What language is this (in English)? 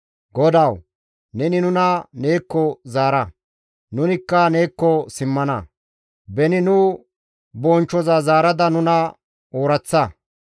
Gamo